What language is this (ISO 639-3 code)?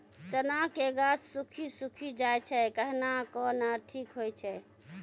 mai